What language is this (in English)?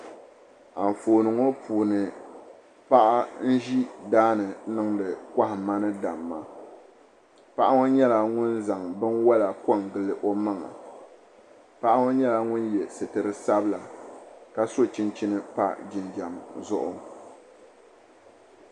Dagbani